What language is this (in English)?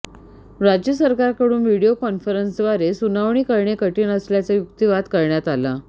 Marathi